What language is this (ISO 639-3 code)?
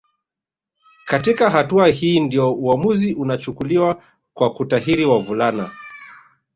swa